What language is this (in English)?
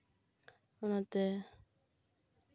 Santali